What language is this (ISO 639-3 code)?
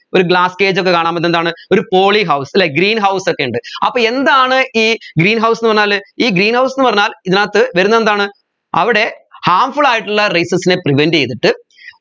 mal